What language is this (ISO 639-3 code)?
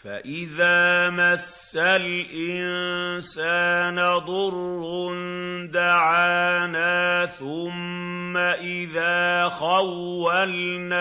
ara